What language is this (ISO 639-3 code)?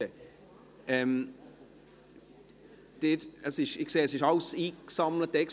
gsw